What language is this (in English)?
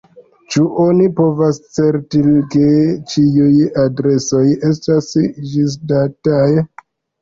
Esperanto